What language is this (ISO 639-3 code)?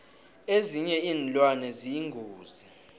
nbl